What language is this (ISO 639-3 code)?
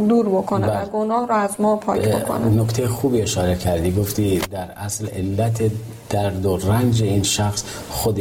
fas